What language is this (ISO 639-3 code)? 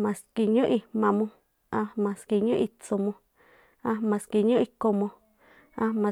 tpl